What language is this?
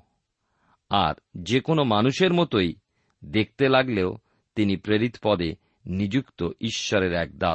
Bangla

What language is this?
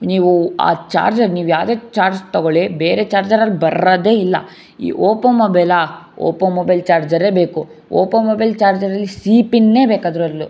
Kannada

